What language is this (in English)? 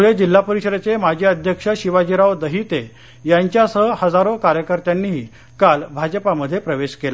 Marathi